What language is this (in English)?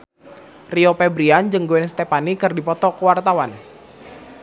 Sundanese